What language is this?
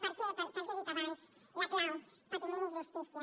Catalan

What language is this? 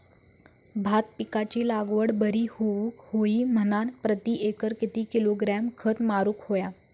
Marathi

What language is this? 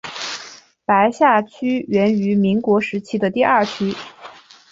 Chinese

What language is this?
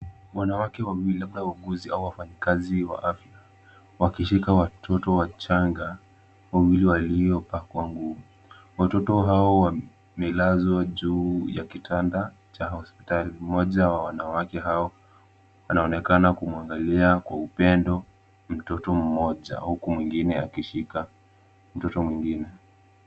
Swahili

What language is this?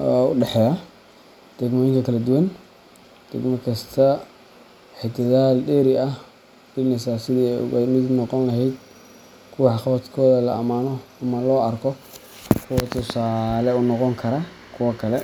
Somali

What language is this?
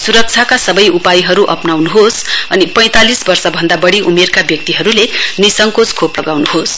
Nepali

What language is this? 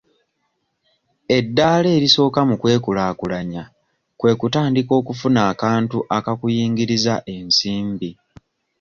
Ganda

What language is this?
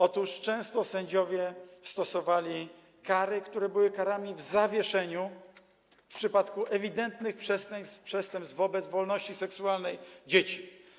Polish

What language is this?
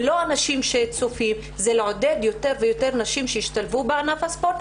Hebrew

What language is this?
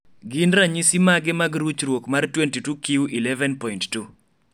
Luo (Kenya and Tanzania)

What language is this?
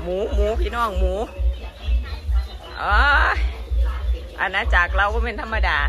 Thai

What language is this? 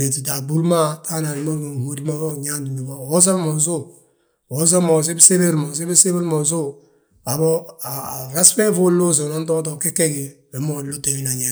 Balanta-Ganja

